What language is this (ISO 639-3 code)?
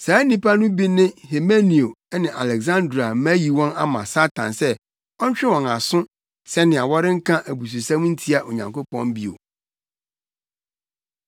aka